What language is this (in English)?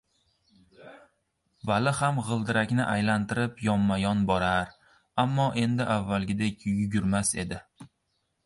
Uzbek